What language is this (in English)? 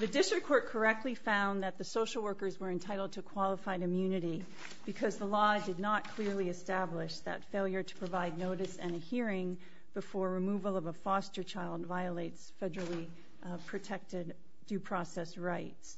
English